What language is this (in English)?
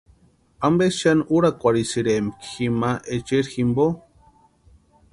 Western Highland Purepecha